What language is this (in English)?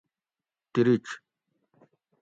Gawri